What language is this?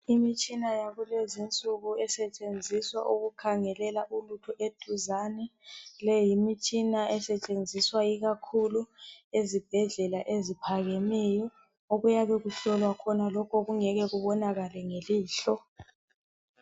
North Ndebele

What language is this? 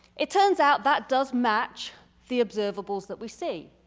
English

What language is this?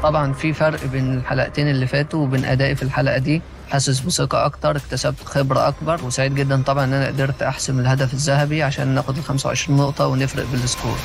Arabic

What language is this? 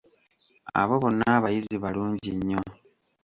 Ganda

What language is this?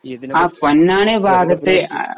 Malayalam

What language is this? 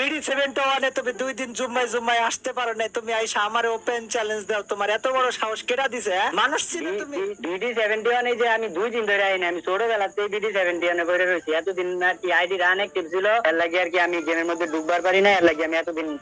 Bangla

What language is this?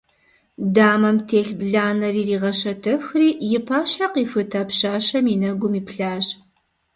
Kabardian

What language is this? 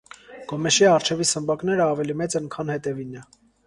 Armenian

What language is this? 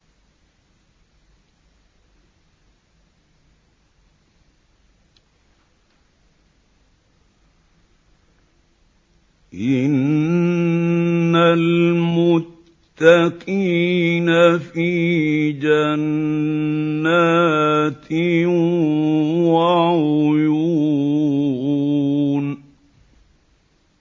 Arabic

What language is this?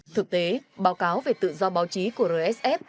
Vietnamese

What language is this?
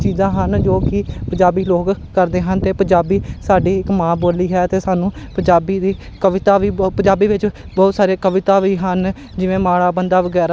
Punjabi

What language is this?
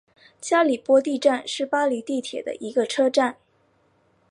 Chinese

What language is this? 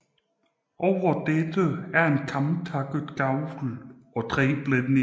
Danish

